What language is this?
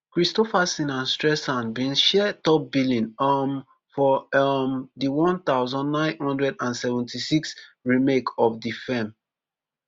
Nigerian Pidgin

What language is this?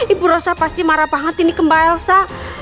Indonesian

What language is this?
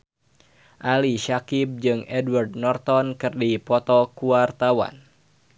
Sundanese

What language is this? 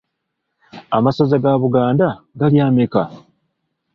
Ganda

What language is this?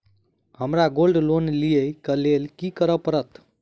Maithili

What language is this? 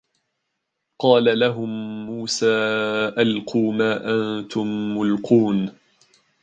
Arabic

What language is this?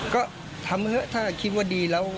Thai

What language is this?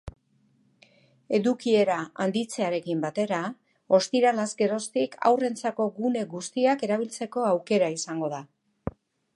Basque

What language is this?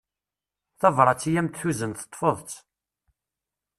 Kabyle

